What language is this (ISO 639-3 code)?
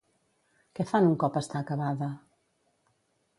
cat